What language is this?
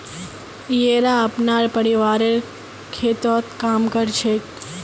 Magahi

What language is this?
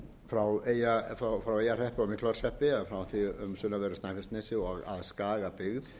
Icelandic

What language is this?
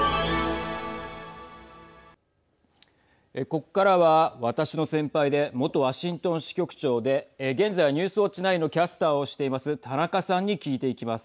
Japanese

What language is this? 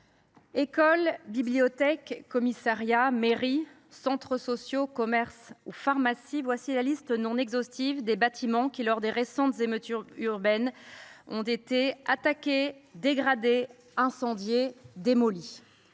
French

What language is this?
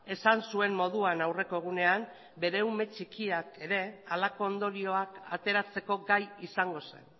Basque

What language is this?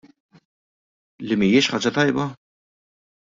Maltese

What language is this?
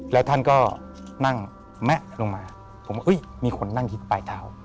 Thai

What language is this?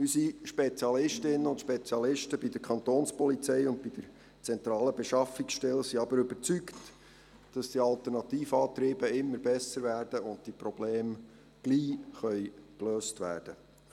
Swiss German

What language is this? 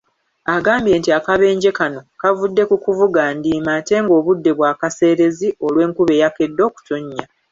Ganda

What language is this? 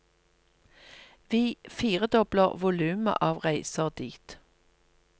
Norwegian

